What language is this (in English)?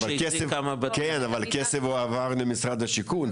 Hebrew